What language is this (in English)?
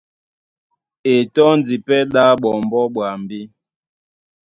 Duala